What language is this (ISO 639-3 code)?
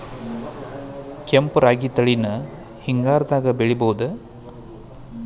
kan